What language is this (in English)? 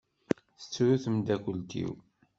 Kabyle